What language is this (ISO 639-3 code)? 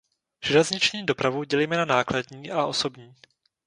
ces